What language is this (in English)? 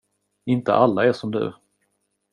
Swedish